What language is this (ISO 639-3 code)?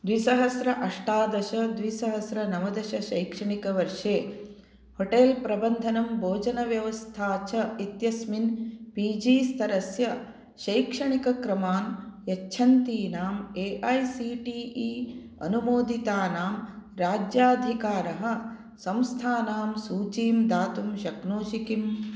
san